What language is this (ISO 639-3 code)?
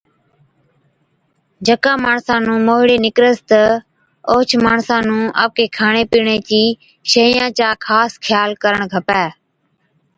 odk